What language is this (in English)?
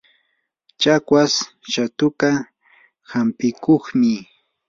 Yanahuanca Pasco Quechua